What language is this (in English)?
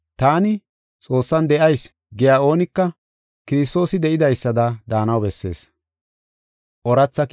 Gofa